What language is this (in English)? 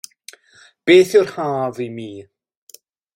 Welsh